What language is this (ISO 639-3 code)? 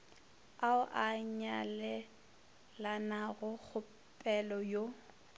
nso